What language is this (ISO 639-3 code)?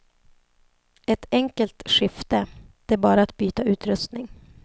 swe